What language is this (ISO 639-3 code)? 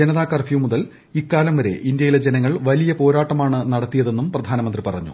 mal